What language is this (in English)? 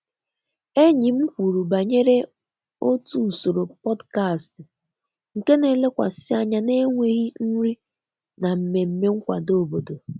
Igbo